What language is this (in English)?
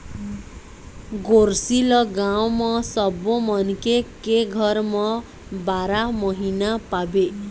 Chhattisgarhi